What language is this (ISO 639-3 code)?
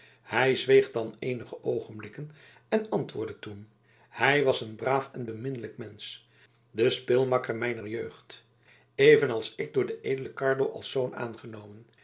nld